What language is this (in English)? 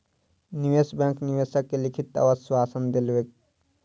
Maithili